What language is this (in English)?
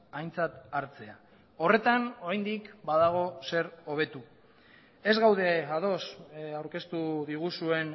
Basque